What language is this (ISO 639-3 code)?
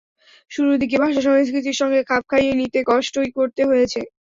ben